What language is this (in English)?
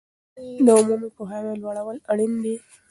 Pashto